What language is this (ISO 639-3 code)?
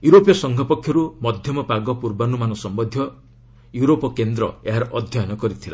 ori